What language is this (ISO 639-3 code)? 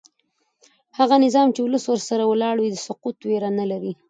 pus